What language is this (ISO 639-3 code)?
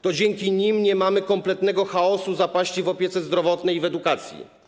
pol